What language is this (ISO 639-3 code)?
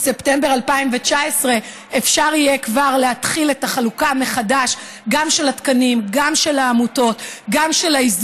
heb